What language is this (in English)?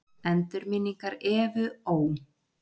Icelandic